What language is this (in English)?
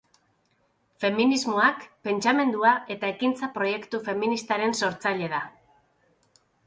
Basque